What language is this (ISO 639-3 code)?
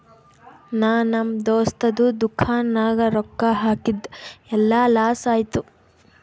kan